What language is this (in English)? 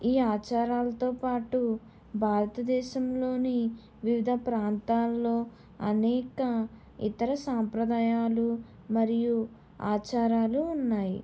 Telugu